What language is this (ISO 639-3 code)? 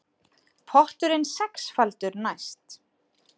isl